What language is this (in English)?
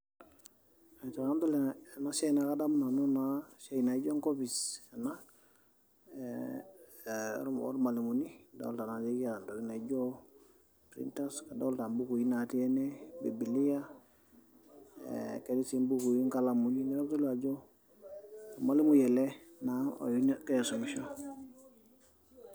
Masai